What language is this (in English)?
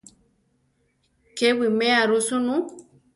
Central Tarahumara